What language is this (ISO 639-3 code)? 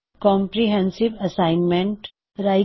pan